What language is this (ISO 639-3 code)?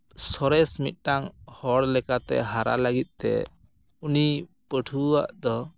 sat